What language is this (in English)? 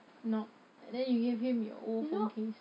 English